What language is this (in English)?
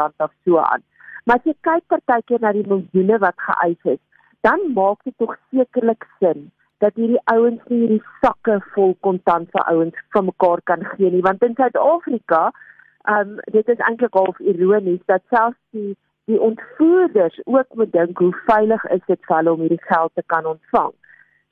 Dutch